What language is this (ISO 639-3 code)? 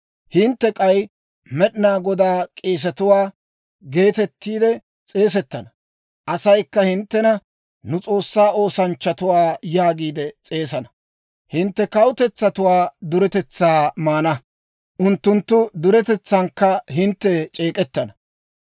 dwr